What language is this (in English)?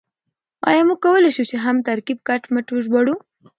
Pashto